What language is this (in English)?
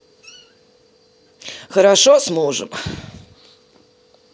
Russian